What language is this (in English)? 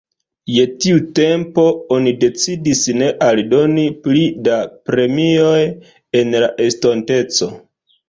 Esperanto